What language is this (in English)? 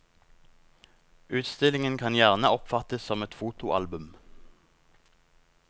Norwegian